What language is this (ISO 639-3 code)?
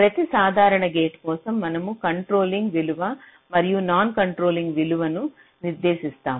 tel